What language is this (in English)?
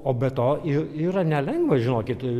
Lithuanian